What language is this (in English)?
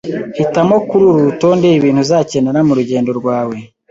Kinyarwanda